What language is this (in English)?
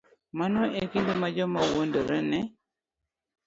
Luo (Kenya and Tanzania)